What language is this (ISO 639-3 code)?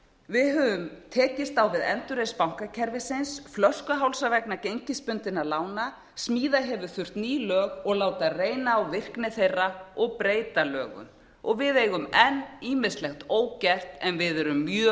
isl